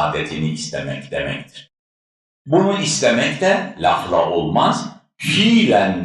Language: Turkish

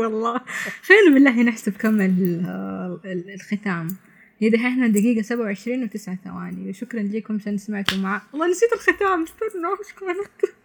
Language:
Arabic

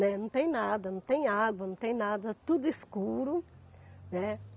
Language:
Portuguese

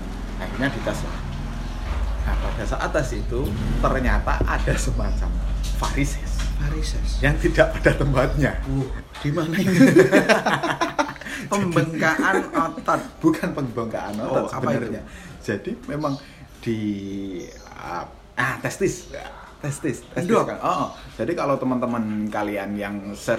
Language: Indonesian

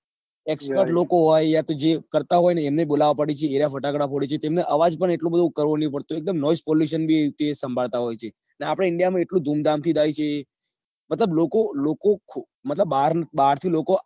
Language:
Gujarati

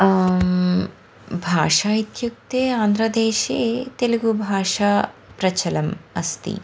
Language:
Sanskrit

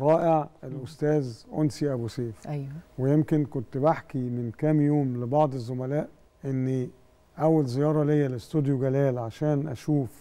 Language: Arabic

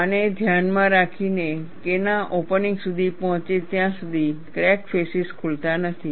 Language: Gujarati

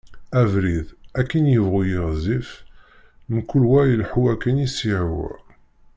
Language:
Kabyle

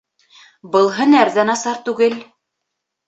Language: Bashkir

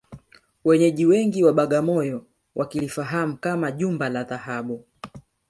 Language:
Swahili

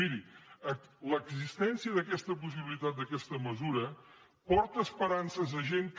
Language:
Catalan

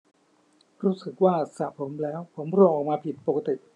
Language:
Thai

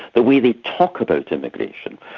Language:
English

